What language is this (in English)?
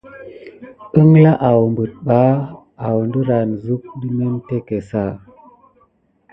Gidar